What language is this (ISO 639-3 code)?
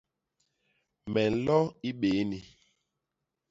bas